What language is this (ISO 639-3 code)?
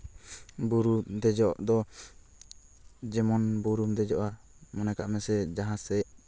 sat